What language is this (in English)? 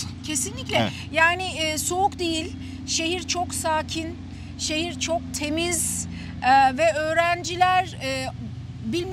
Turkish